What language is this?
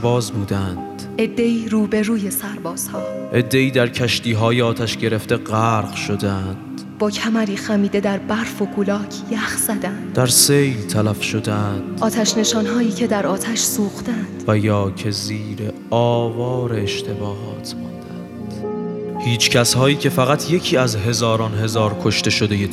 Persian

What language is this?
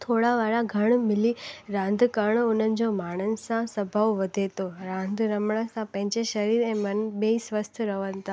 Sindhi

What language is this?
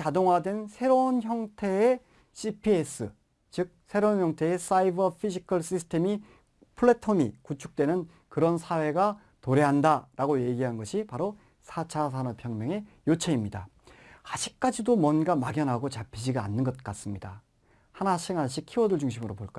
Korean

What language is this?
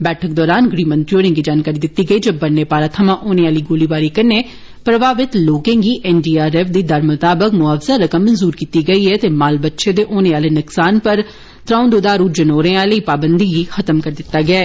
Dogri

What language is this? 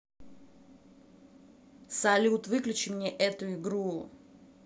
Russian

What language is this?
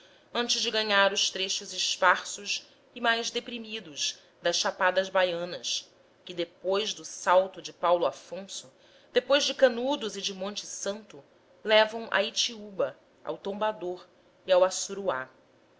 Portuguese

